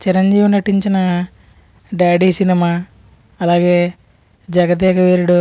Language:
Telugu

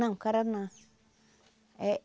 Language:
Portuguese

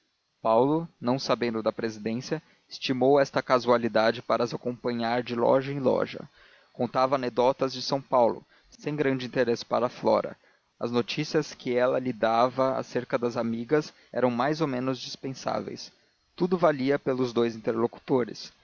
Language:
Portuguese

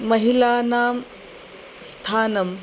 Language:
Sanskrit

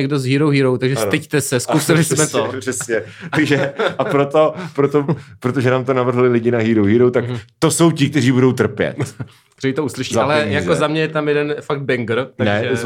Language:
Czech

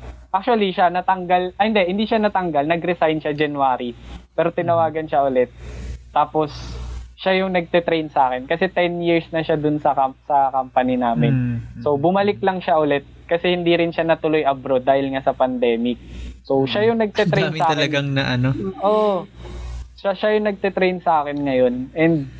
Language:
Filipino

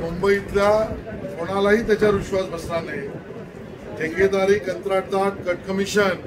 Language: Hindi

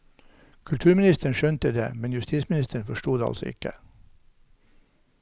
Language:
Norwegian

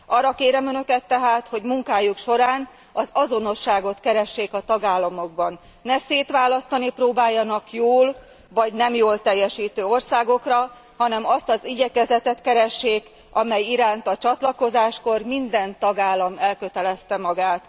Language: Hungarian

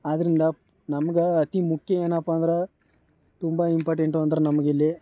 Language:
Kannada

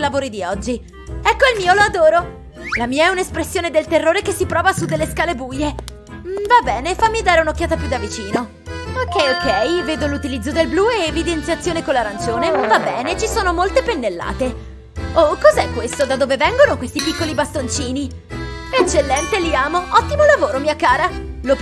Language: Italian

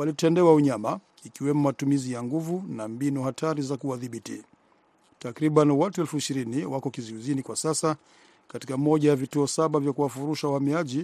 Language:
Swahili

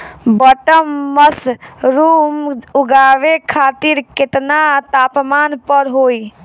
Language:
Bhojpuri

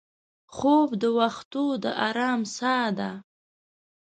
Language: Pashto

